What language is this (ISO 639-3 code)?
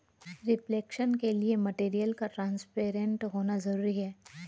hin